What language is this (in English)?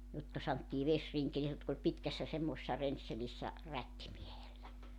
Finnish